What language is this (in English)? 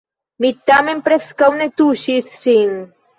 Esperanto